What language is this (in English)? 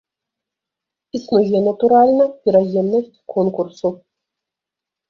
Belarusian